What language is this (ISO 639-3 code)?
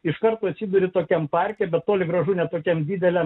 lit